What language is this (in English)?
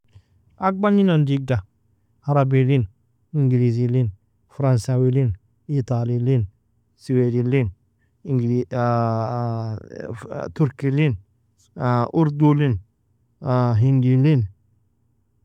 Nobiin